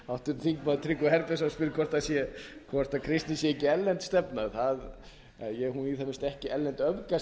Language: Icelandic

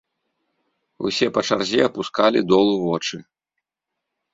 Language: Belarusian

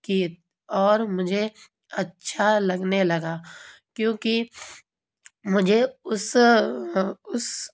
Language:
Urdu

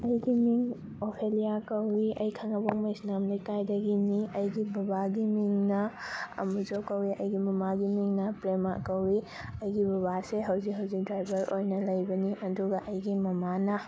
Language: Manipuri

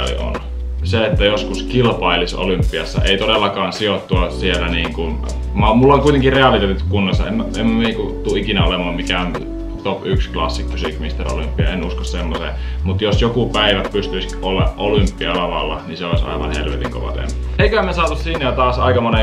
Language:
Finnish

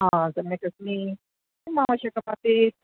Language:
Sanskrit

